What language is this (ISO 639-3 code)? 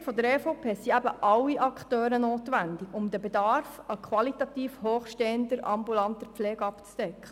gsw